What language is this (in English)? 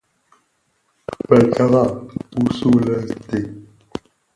Bafia